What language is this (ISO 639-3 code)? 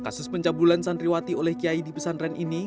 ind